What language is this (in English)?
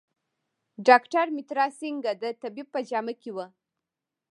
Pashto